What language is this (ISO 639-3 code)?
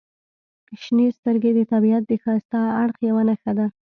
pus